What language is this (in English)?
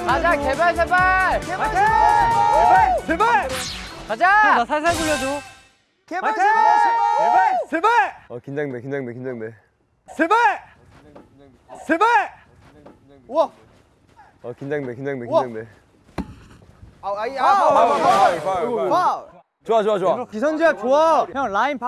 Korean